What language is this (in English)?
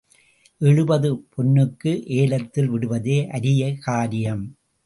Tamil